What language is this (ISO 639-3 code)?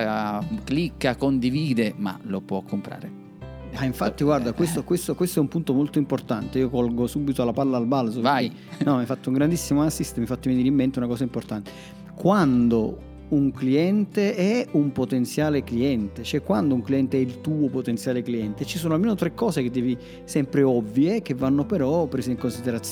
ita